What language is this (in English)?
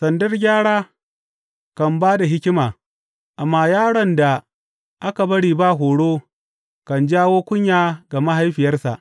Hausa